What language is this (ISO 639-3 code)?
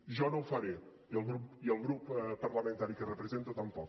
cat